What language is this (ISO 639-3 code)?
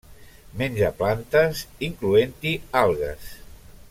cat